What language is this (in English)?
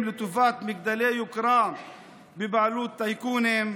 Hebrew